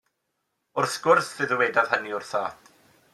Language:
Welsh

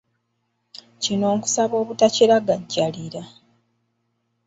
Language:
Ganda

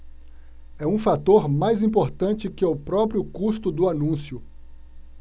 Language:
Portuguese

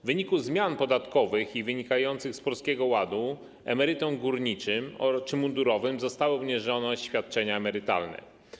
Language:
Polish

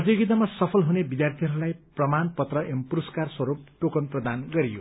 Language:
Nepali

